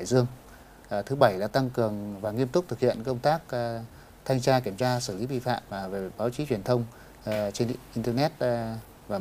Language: Vietnamese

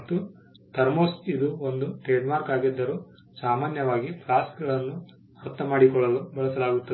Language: Kannada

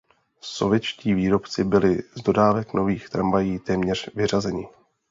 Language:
Czech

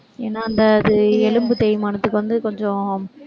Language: Tamil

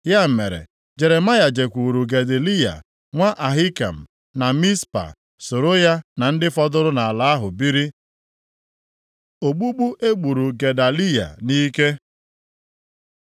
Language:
Igbo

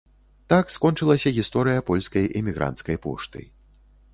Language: Belarusian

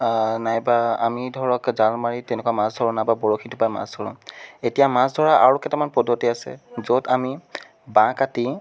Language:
Assamese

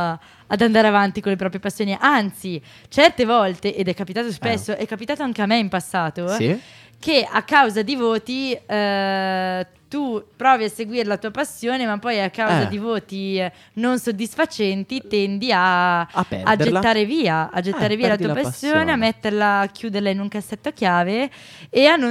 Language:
Italian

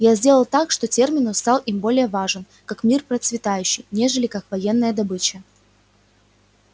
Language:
Russian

